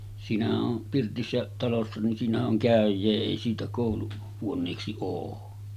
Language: Finnish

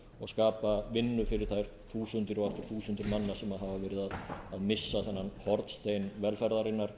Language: Icelandic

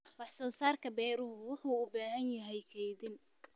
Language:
Somali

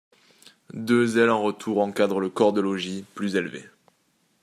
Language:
French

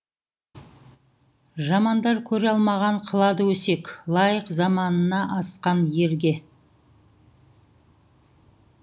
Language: Kazakh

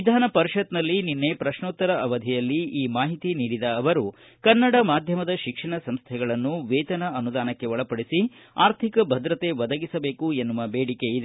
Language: Kannada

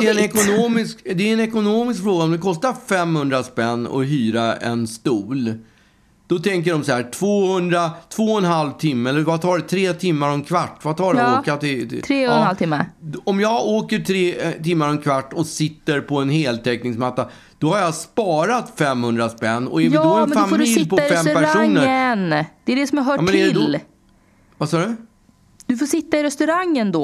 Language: Swedish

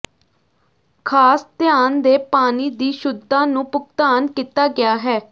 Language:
Punjabi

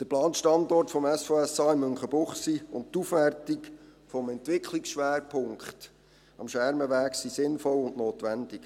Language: Swiss German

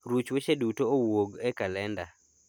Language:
Luo (Kenya and Tanzania)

